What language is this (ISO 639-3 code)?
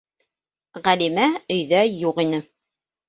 bak